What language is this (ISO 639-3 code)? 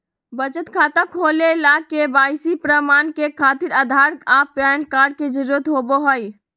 mag